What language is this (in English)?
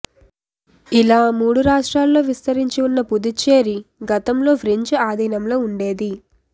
Telugu